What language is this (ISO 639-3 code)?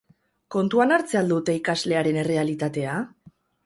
eus